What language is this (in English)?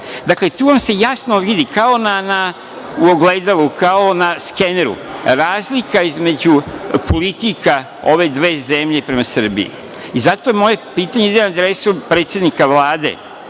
Serbian